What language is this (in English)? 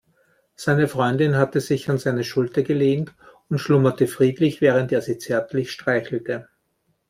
German